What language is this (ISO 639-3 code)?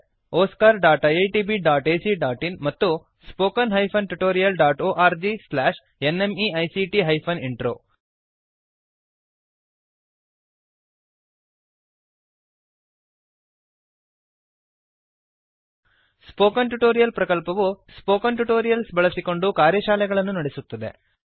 kan